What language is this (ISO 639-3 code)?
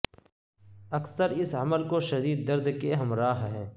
urd